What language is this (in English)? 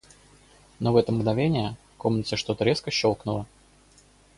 Russian